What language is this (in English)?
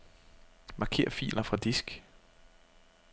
Danish